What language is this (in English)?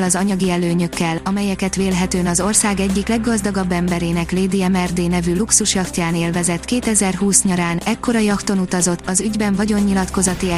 Hungarian